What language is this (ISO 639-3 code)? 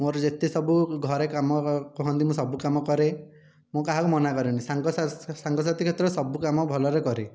ori